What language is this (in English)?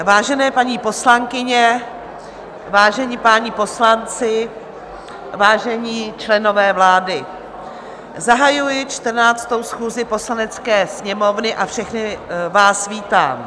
Czech